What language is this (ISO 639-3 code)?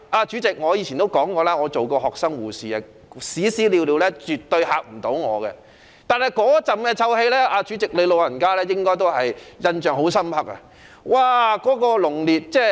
yue